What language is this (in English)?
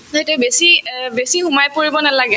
Assamese